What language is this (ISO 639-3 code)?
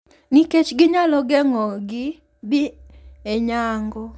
luo